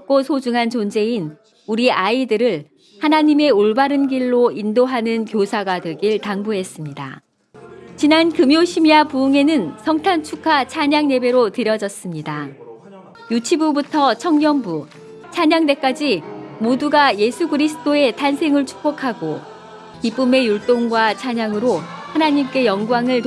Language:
Korean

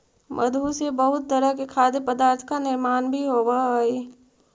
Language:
Magahi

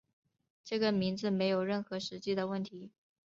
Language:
Chinese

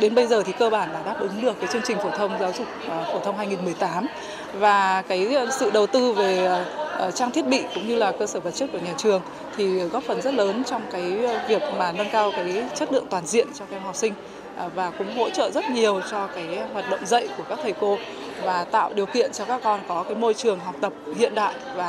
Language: Vietnamese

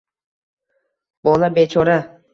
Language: Uzbek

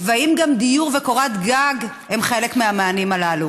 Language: Hebrew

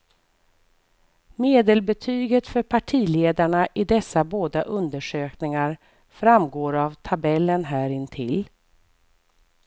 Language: Swedish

